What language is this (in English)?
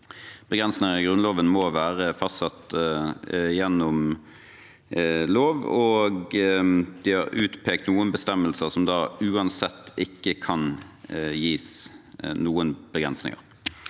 Norwegian